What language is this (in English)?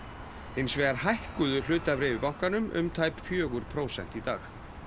Icelandic